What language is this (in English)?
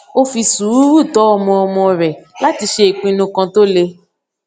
Yoruba